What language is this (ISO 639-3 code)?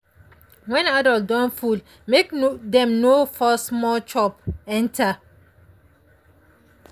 pcm